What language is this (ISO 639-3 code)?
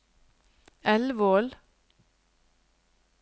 nor